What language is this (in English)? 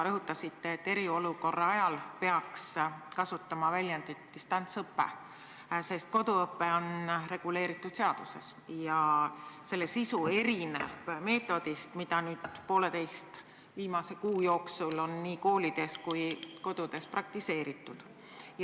Estonian